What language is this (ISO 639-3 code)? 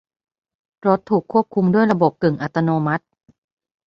tha